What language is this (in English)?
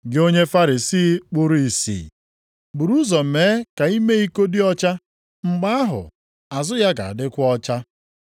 Igbo